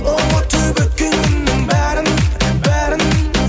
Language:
Kazakh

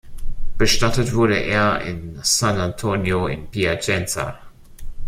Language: German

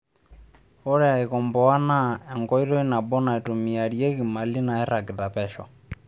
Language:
Masai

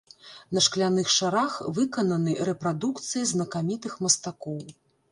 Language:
Belarusian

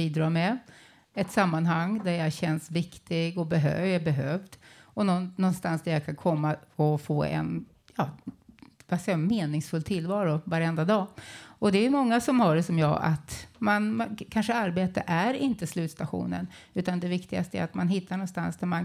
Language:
Swedish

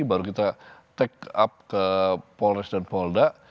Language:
Indonesian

